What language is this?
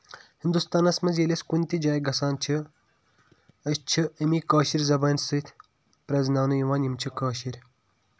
Kashmiri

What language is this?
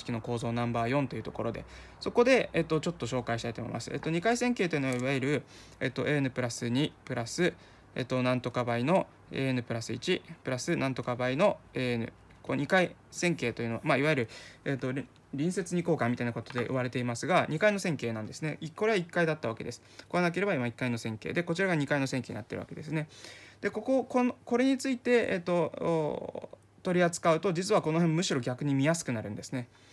Japanese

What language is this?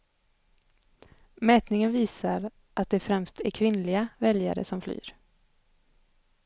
Swedish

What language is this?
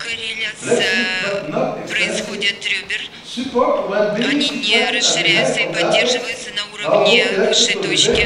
Russian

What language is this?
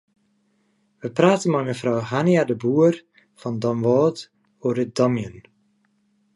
Western Frisian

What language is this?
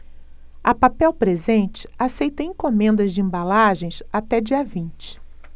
Portuguese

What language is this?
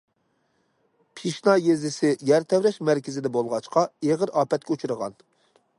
Uyghur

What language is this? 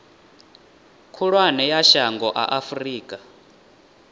Venda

